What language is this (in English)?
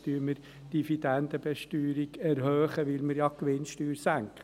Swiss German